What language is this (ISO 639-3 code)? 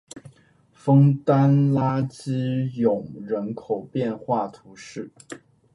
zho